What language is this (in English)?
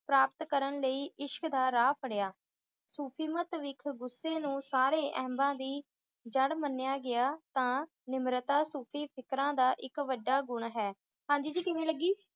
Punjabi